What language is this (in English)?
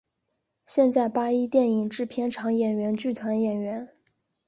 Chinese